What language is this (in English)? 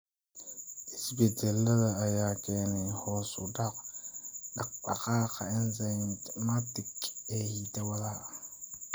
Somali